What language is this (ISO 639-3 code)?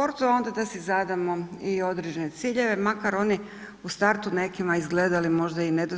hrv